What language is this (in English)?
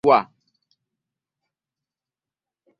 Ganda